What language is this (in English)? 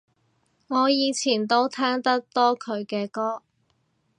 Cantonese